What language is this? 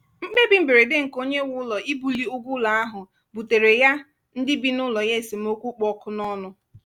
Igbo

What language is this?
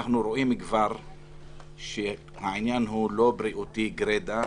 Hebrew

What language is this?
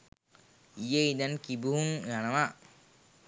Sinhala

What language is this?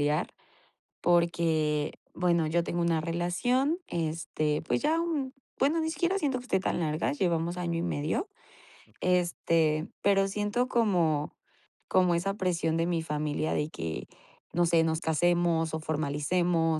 Spanish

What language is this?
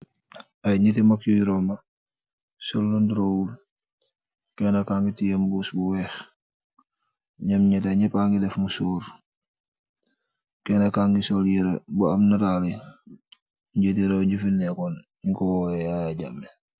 Wolof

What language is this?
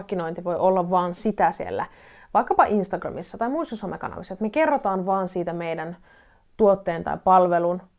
Finnish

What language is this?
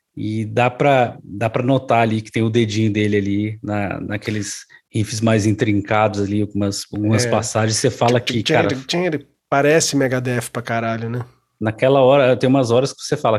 Portuguese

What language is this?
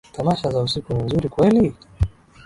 Swahili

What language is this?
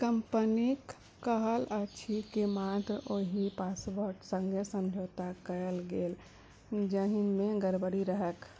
Maithili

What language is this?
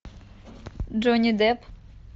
Russian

